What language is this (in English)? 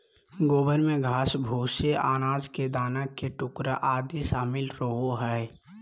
Magahi